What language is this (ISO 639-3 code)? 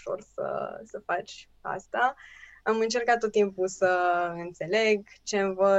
ron